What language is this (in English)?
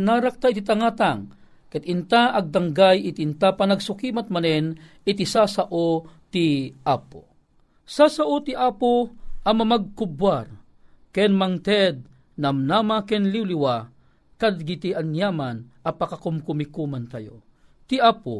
Filipino